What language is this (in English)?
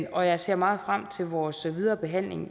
Danish